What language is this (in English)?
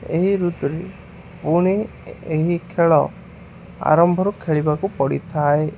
Odia